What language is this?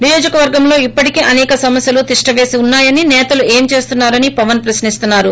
Telugu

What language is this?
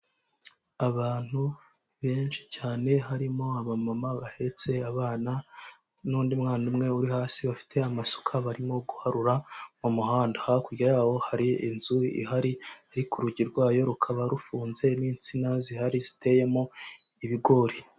Kinyarwanda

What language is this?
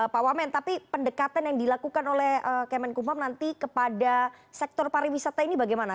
Indonesian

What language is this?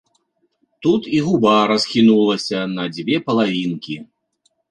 Belarusian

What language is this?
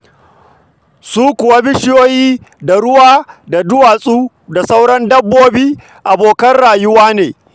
Hausa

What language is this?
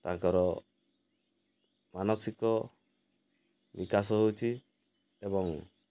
Odia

